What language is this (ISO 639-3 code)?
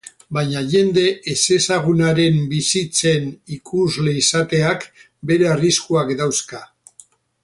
eus